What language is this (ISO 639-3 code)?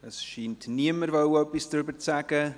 gsw